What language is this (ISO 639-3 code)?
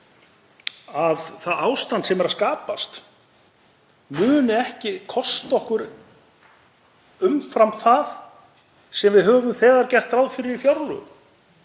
isl